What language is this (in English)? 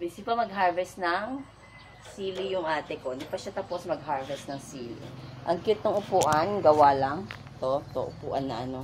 Filipino